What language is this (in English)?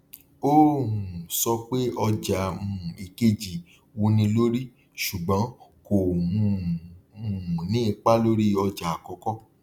Yoruba